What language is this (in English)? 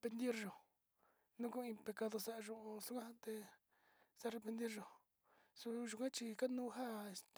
Sinicahua Mixtec